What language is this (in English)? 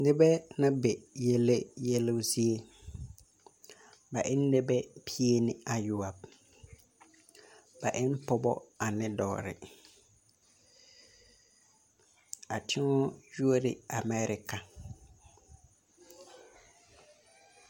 Southern Dagaare